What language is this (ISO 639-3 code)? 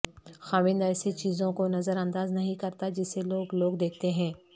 urd